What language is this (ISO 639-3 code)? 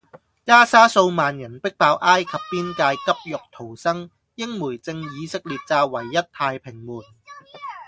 yue